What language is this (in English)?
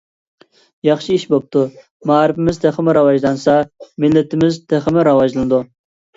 Uyghur